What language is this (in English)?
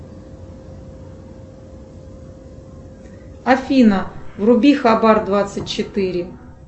Russian